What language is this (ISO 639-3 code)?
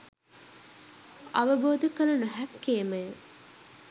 sin